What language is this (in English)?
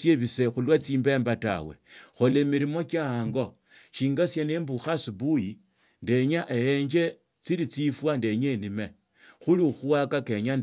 Tsotso